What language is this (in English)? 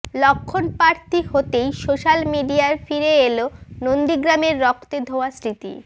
Bangla